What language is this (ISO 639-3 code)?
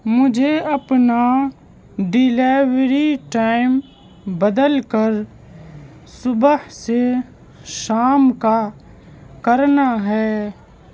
urd